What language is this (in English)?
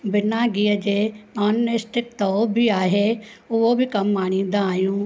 Sindhi